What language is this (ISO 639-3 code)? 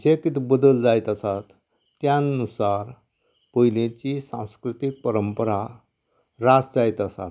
kok